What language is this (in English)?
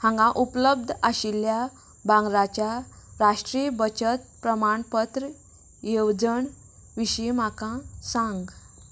Konkani